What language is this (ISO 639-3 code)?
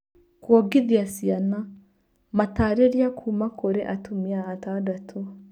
kik